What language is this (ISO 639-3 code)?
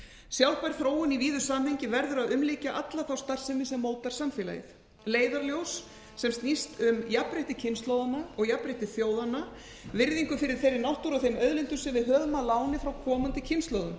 isl